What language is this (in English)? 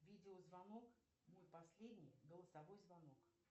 Russian